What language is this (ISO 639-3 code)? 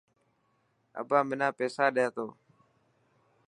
mki